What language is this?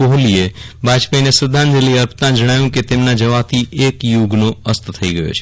Gujarati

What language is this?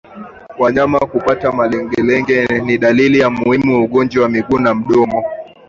Swahili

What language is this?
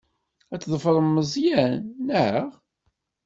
Kabyle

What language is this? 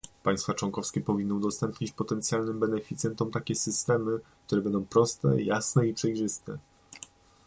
Polish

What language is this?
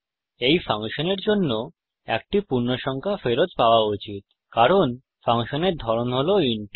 Bangla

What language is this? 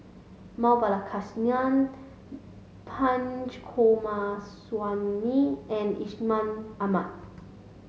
English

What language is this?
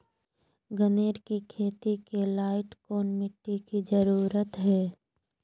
Magahi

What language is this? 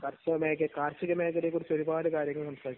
Malayalam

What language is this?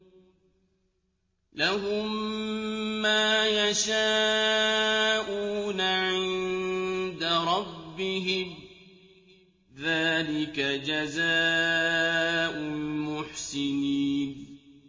Arabic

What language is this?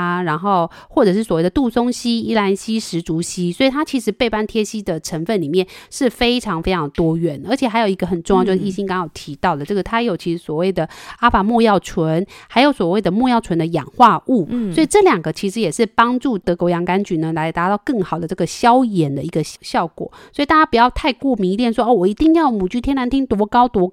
Chinese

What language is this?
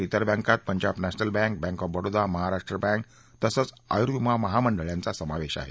Marathi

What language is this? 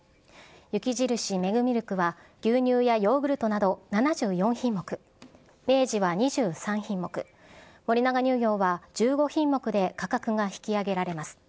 Japanese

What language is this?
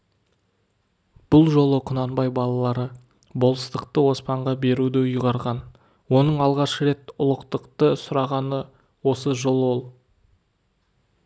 Kazakh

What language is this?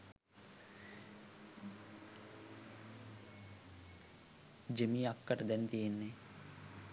Sinhala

